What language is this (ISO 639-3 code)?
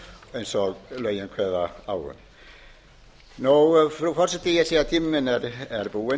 isl